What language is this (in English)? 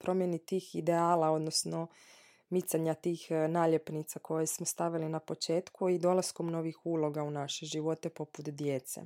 Croatian